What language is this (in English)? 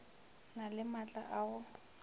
Northern Sotho